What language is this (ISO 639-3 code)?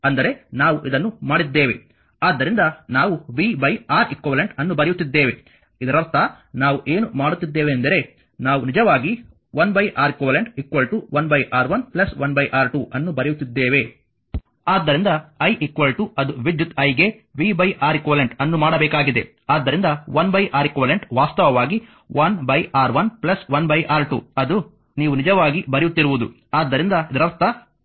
kan